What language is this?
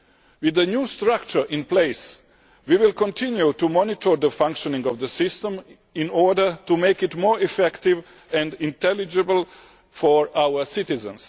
English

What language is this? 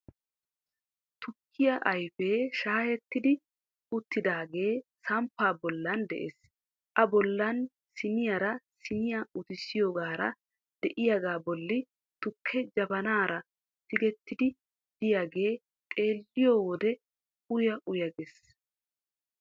Wolaytta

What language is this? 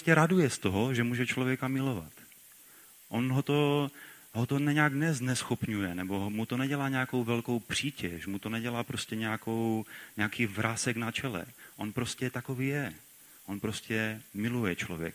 Czech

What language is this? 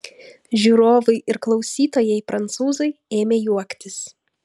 Lithuanian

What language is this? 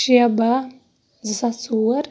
Kashmiri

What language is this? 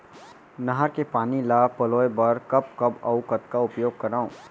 Chhattisgarhi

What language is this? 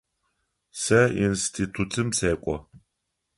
Adyghe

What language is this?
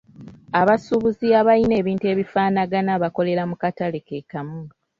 Ganda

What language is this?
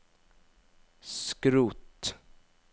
Norwegian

